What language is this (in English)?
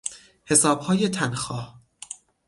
Persian